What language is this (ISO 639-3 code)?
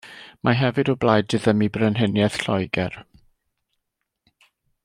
cym